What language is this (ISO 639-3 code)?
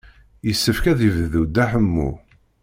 kab